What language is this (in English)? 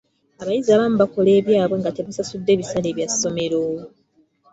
Ganda